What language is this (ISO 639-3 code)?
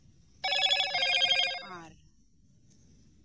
sat